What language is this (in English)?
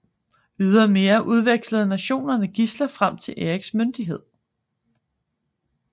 Danish